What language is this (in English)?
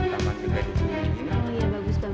Indonesian